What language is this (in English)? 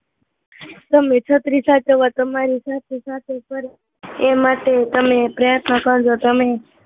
Gujarati